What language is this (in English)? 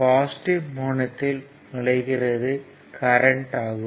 Tamil